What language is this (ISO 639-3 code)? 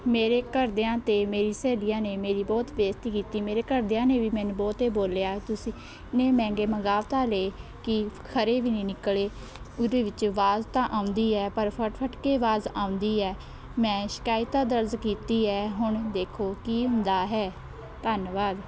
pan